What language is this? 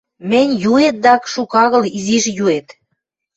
Western Mari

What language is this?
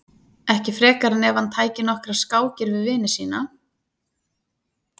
Icelandic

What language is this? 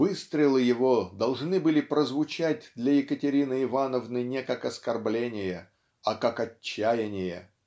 Russian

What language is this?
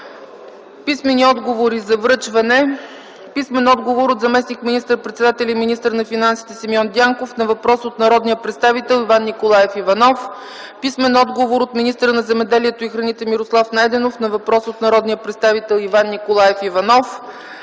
Bulgarian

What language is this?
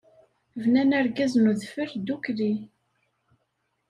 Kabyle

